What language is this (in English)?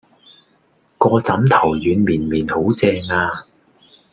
Cantonese